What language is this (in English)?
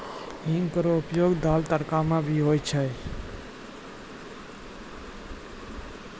Maithili